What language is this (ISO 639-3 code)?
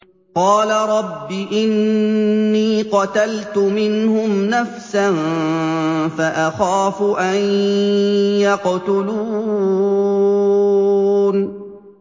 ara